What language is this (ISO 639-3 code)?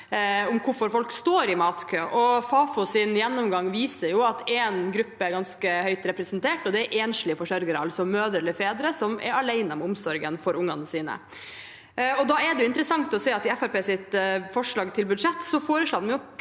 nor